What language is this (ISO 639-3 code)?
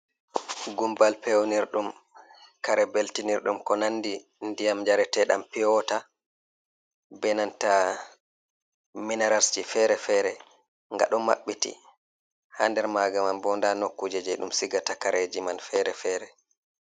ful